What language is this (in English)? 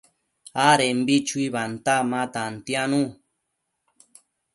Matsés